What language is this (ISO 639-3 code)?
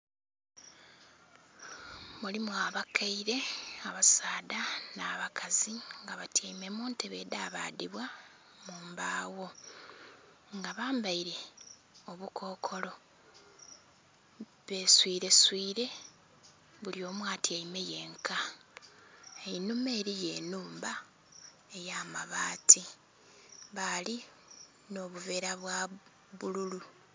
xog